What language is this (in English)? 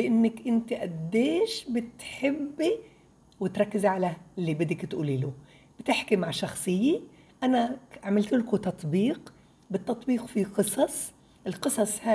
Arabic